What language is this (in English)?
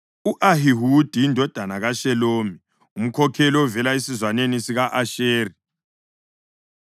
North Ndebele